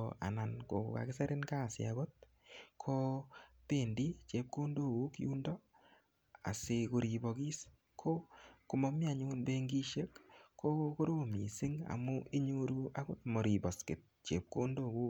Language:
Kalenjin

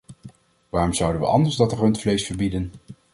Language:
Dutch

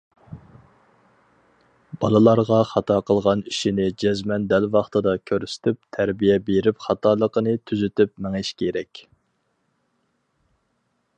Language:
Uyghur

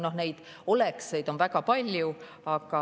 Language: Estonian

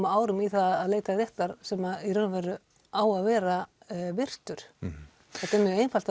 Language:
Icelandic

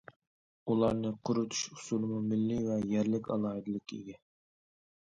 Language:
Uyghur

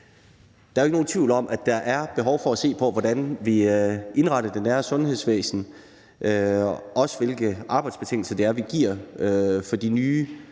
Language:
Danish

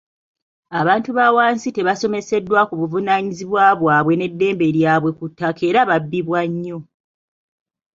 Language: Ganda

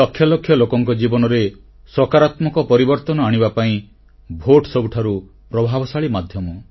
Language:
Odia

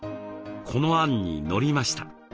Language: Japanese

